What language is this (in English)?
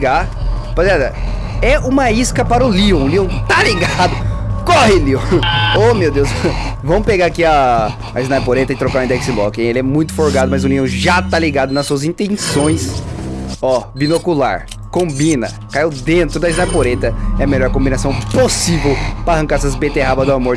Portuguese